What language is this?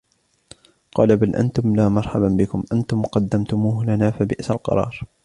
Arabic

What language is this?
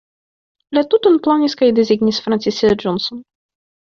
Esperanto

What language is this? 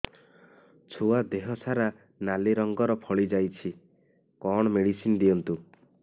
Odia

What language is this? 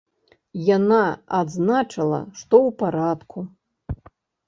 Belarusian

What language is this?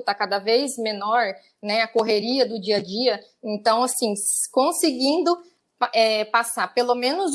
Portuguese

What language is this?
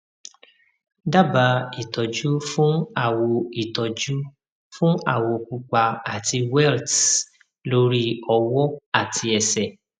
Yoruba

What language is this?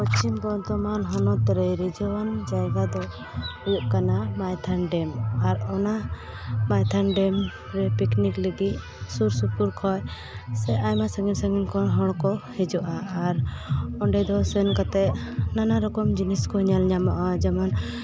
Santali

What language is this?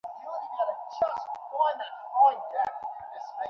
Bangla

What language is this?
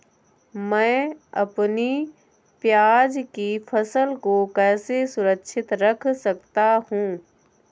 Hindi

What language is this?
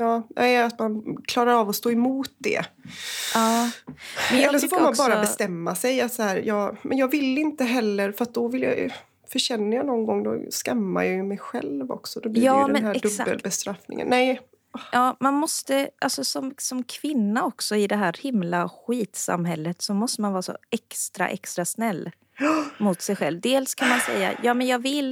Swedish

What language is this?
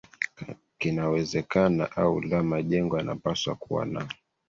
Swahili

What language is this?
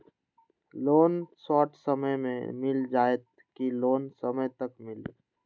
Magahi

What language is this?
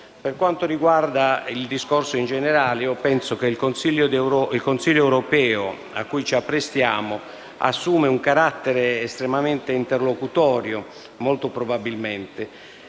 Italian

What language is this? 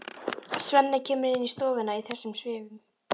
Icelandic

